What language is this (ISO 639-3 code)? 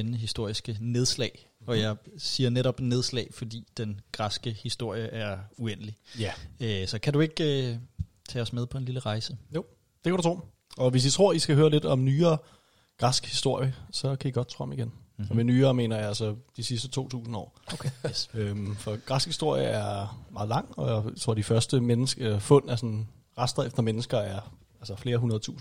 dan